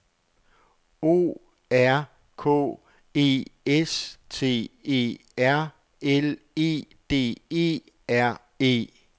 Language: Danish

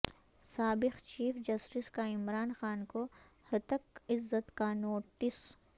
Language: Urdu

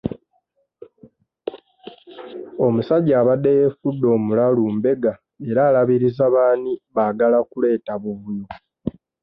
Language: Ganda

